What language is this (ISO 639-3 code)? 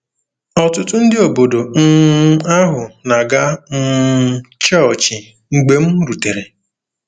ibo